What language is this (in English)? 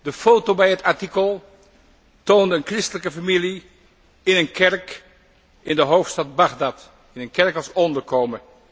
Dutch